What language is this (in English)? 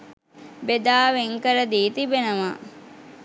Sinhala